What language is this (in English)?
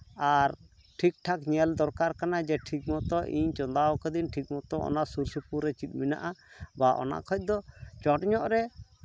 Santali